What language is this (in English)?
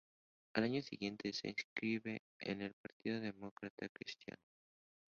Spanish